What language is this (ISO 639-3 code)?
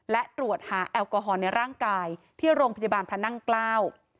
tha